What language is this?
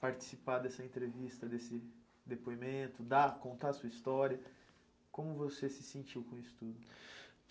Portuguese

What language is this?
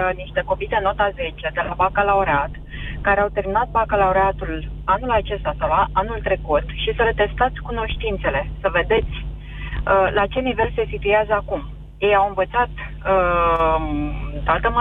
Romanian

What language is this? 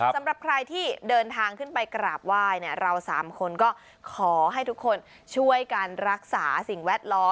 Thai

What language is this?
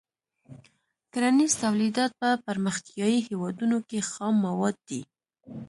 Pashto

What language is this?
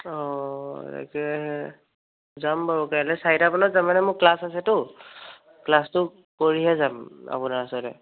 Assamese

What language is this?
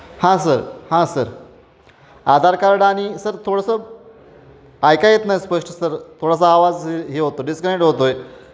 Marathi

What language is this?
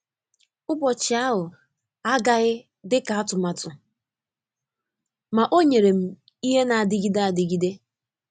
Igbo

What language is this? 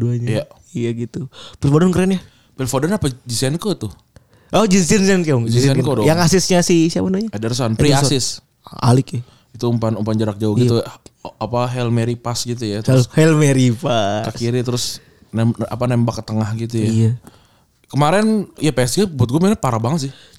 Indonesian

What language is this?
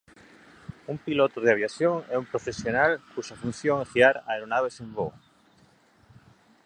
Galician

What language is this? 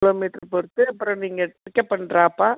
Tamil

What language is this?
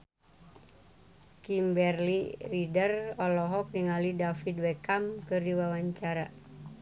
Sundanese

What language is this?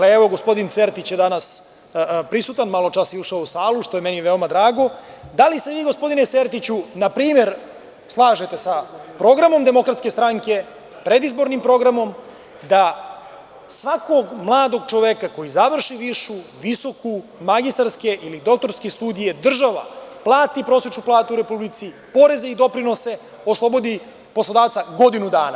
Serbian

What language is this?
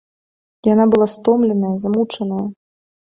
Belarusian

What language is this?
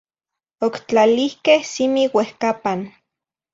Zacatlán-Ahuacatlán-Tepetzintla Nahuatl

